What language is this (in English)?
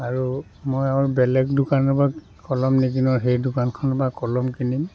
Assamese